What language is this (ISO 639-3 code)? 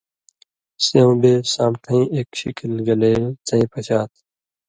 mvy